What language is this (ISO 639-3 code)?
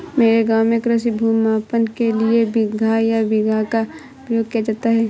hin